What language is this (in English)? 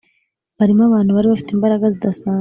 Kinyarwanda